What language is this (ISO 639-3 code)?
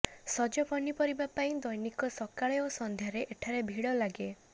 ori